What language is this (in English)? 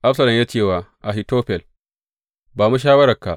Hausa